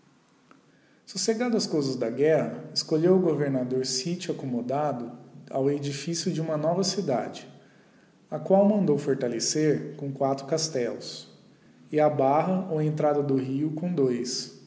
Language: Portuguese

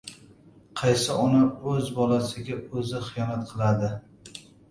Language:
Uzbek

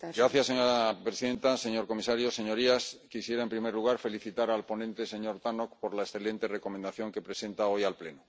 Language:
Spanish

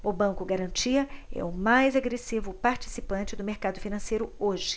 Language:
Portuguese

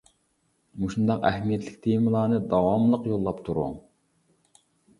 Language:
Uyghur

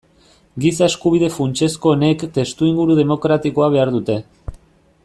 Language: Basque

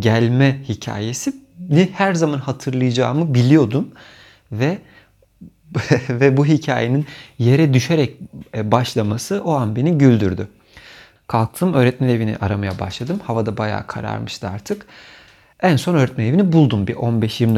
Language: Turkish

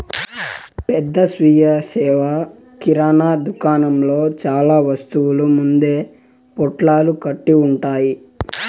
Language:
Telugu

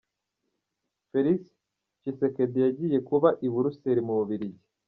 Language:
Kinyarwanda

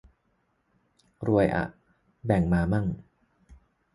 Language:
Thai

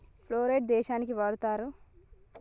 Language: Telugu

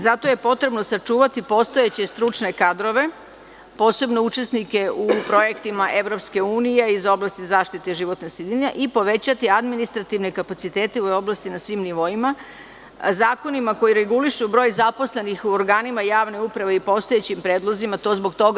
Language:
Serbian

